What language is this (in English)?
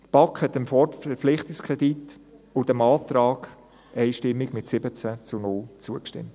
Swiss German